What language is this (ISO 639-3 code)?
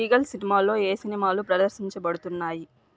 tel